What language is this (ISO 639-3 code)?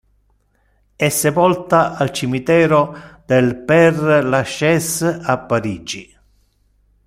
ita